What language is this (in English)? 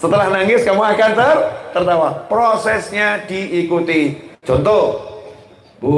Indonesian